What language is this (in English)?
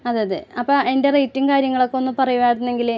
Malayalam